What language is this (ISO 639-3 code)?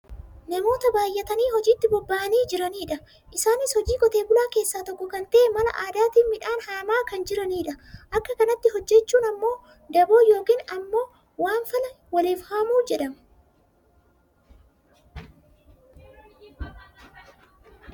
orm